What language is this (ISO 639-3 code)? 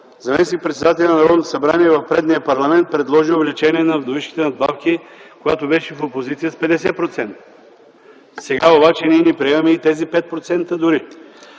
bul